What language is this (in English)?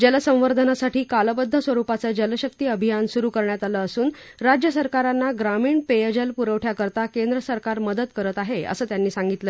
Marathi